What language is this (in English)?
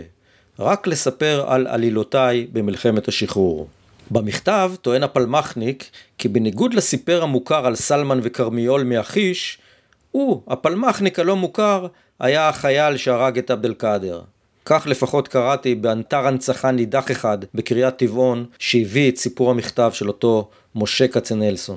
Hebrew